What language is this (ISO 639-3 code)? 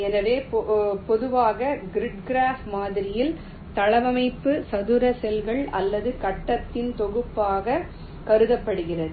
tam